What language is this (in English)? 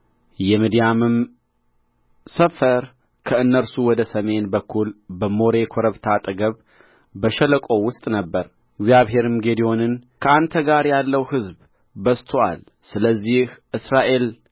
Amharic